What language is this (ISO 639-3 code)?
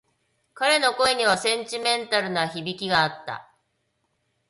jpn